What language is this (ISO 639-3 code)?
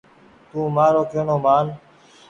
gig